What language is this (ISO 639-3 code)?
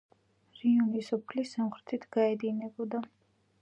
kat